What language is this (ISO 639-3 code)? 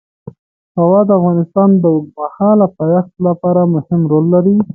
pus